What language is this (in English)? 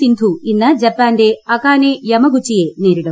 Malayalam